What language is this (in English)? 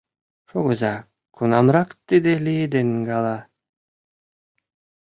Mari